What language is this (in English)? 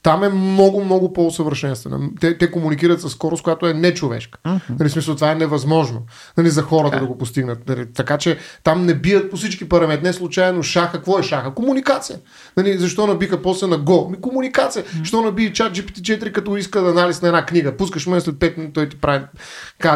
Bulgarian